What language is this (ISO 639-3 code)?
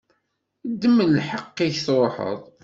kab